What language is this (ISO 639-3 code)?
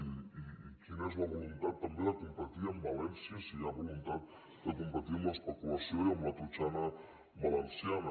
cat